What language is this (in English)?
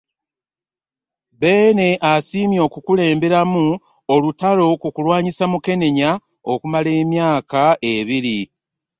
Ganda